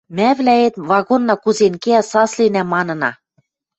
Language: Western Mari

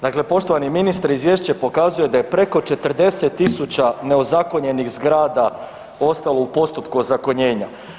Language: Croatian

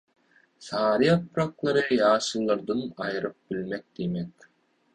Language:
Turkmen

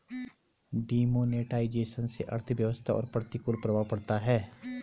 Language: Hindi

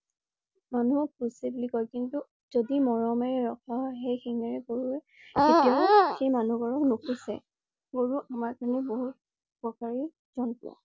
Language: Assamese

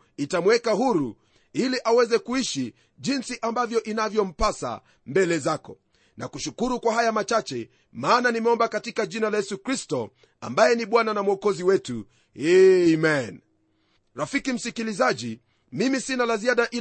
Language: Swahili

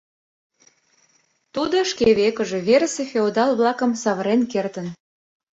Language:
Mari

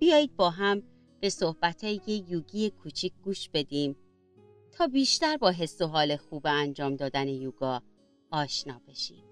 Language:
Persian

